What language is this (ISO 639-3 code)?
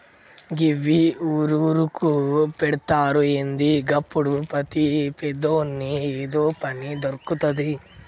tel